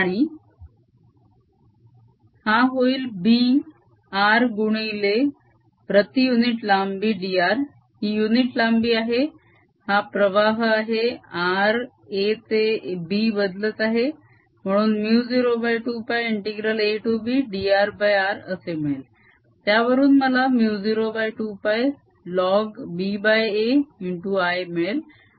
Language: Marathi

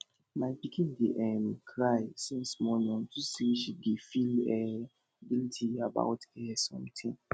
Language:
Nigerian Pidgin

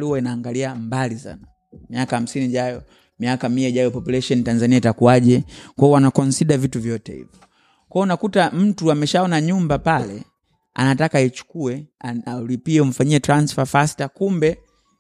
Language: Swahili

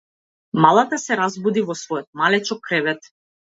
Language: Macedonian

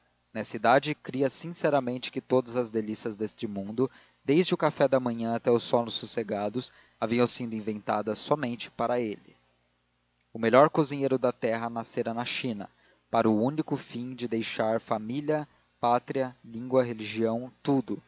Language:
Portuguese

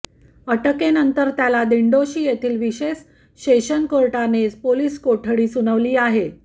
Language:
Marathi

